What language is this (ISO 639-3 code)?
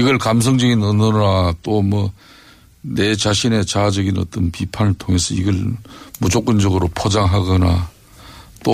kor